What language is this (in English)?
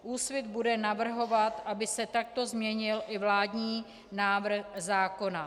Czech